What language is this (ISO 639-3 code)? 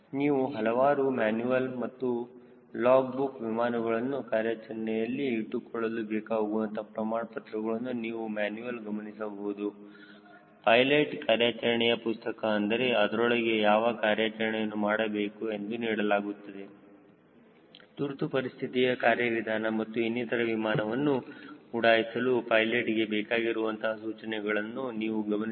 kan